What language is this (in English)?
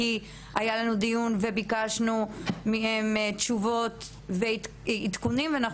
Hebrew